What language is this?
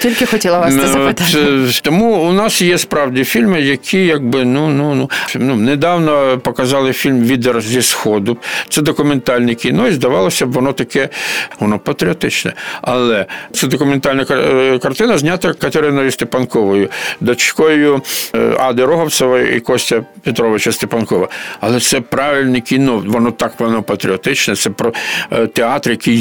Ukrainian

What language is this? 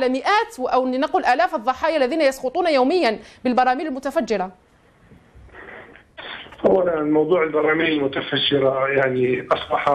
Arabic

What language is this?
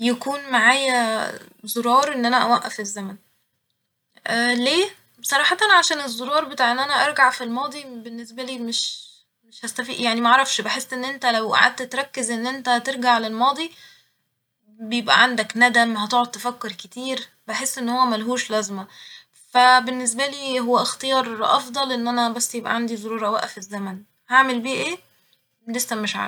Egyptian Arabic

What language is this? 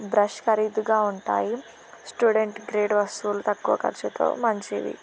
Telugu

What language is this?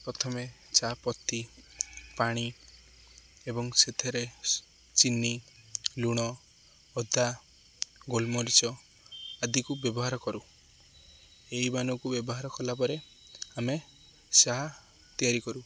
Odia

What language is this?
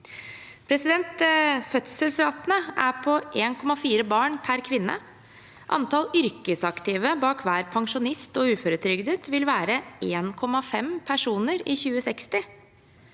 Norwegian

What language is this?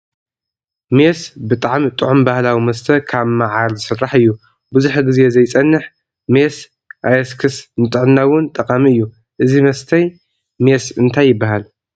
Tigrinya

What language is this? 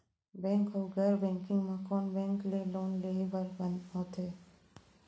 Chhattisgarhi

